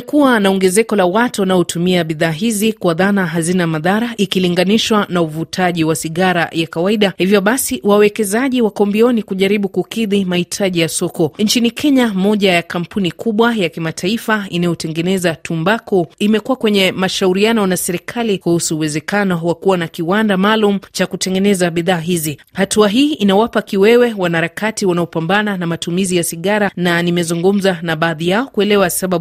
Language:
Swahili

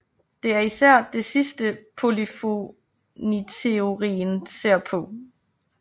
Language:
Danish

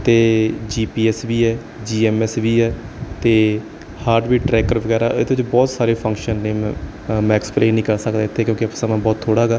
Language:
Punjabi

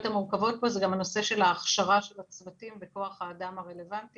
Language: Hebrew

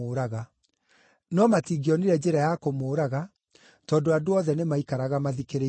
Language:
Kikuyu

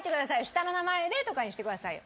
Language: Japanese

